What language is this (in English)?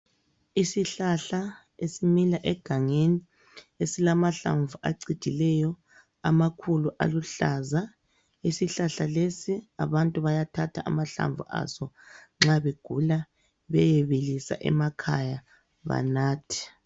North Ndebele